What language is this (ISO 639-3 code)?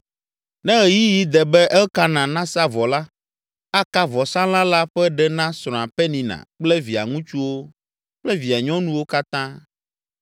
ewe